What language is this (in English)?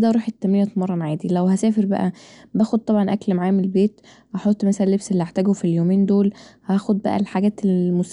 Egyptian Arabic